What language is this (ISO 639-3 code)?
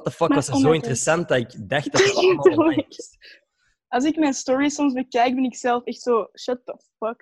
nld